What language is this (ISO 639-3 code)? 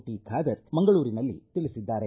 kan